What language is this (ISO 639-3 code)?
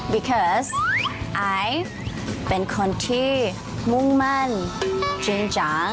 tha